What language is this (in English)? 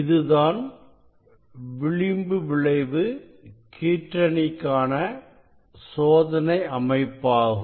Tamil